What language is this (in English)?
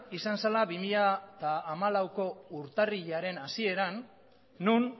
Basque